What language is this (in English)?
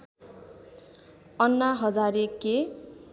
Nepali